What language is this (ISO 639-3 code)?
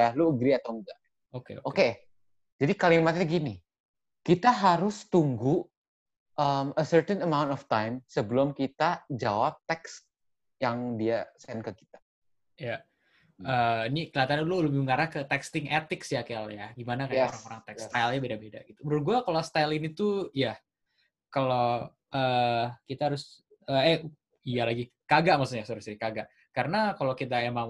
ind